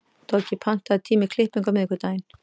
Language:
Icelandic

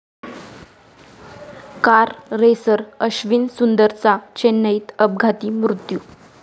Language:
Marathi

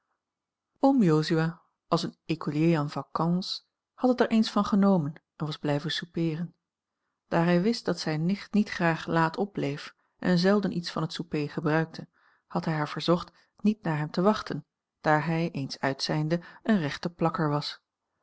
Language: Dutch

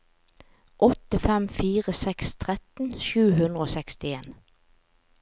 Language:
Norwegian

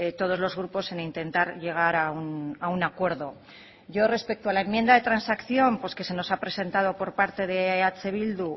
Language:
Spanish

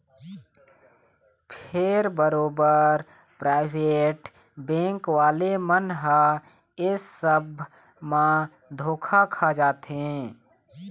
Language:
Chhattisgarhi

